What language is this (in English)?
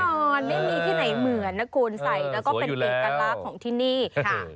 Thai